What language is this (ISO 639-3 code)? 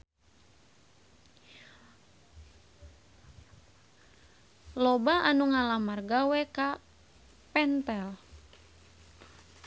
sun